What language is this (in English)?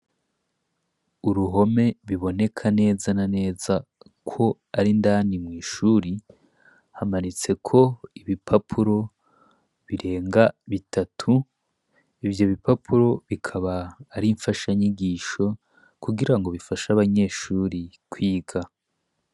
Rundi